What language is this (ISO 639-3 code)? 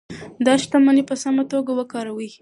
pus